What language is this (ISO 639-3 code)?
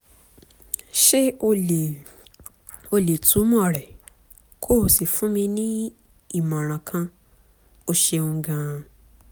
yor